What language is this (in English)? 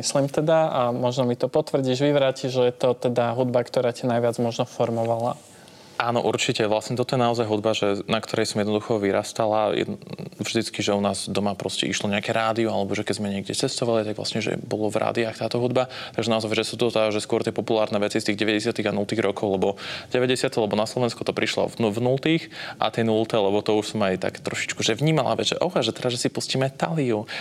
Slovak